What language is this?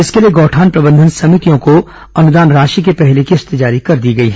Hindi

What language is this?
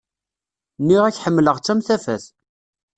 Kabyle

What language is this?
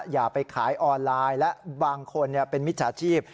Thai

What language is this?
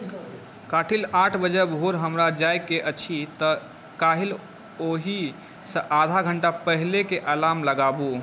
Maithili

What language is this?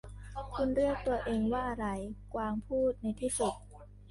Thai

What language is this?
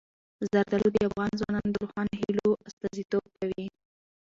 Pashto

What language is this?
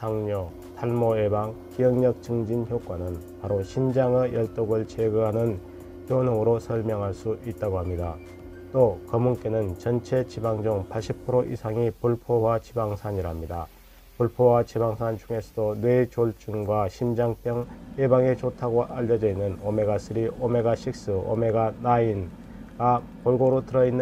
Korean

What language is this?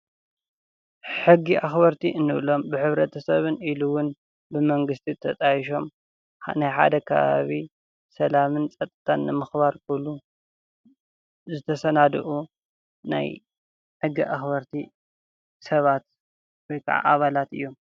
Tigrinya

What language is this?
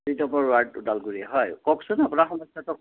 Assamese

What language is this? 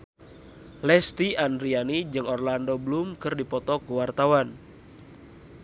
Sundanese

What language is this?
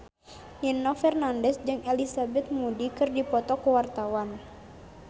Sundanese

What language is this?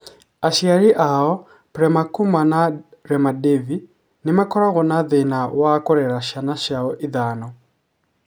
Kikuyu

